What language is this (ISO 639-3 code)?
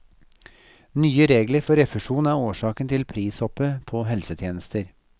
nor